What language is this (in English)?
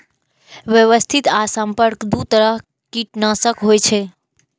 Maithili